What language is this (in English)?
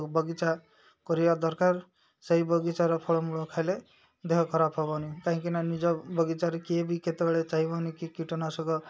Odia